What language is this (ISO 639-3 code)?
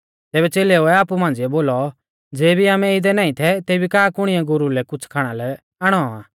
bfz